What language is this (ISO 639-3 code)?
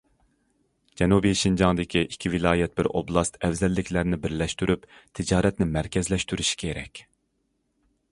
uig